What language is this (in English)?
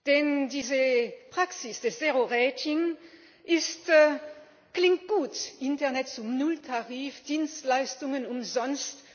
German